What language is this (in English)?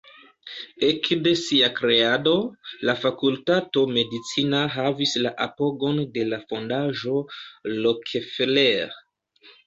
Esperanto